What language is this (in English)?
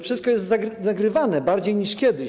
Polish